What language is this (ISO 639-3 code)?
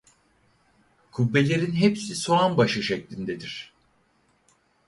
tur